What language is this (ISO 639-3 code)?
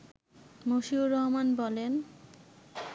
ben